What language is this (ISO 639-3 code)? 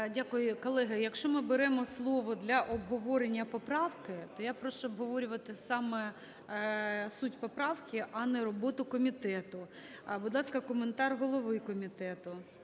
ukr